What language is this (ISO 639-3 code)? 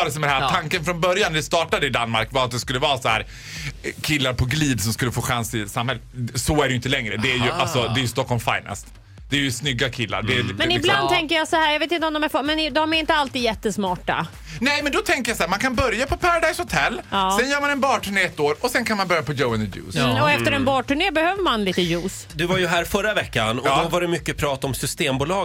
swe